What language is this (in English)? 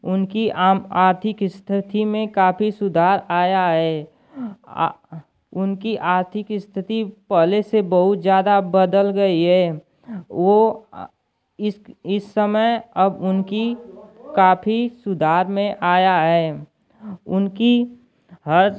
Hindi